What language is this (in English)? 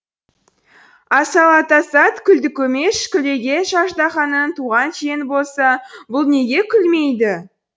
Kazakh